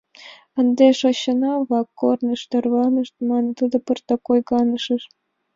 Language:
Mari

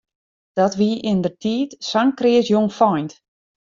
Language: Western Frisian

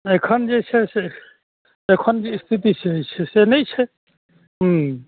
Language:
Maithili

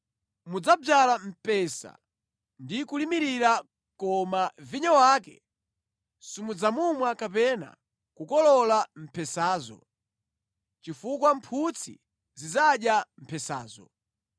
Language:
Nyanja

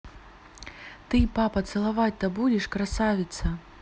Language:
Russian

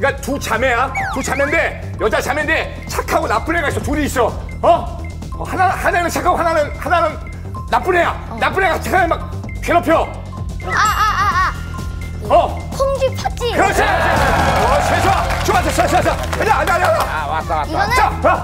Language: Korean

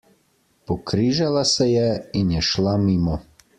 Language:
Slovenian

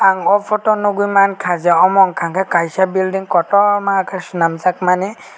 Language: Kok Borok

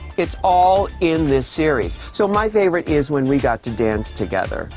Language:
English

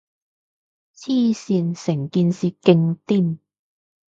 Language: Cantonese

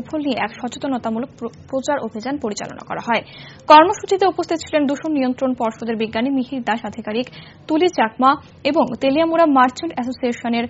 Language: Turkish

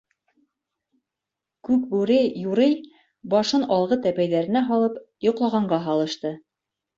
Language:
Bashkir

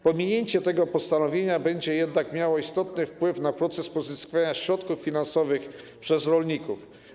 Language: Polish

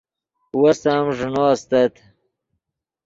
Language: Yidgha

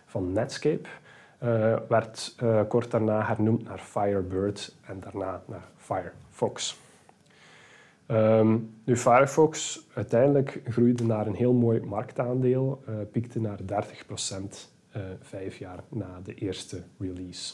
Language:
Dutch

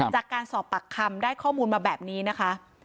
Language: Thai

